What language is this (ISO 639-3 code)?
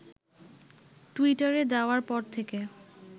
ben